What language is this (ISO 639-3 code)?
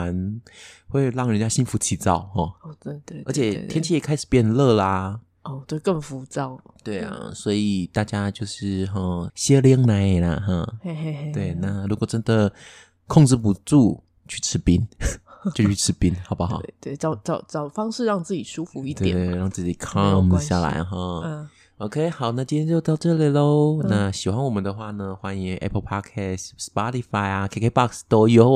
zho